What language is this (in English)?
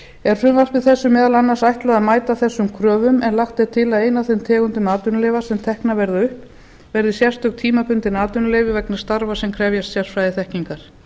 Icelandic